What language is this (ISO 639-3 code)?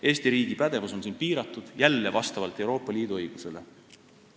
est